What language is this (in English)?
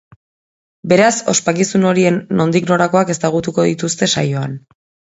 Basque